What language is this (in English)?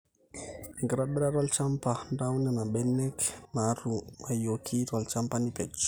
Masai